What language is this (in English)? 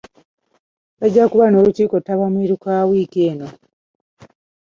Ganda